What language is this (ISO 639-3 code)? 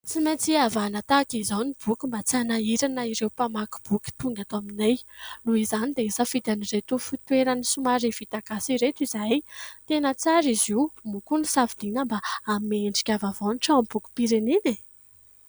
mlg